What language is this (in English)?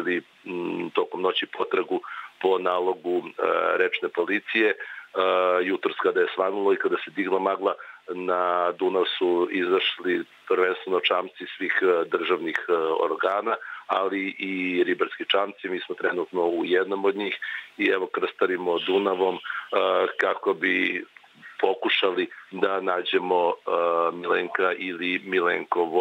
Bulgarian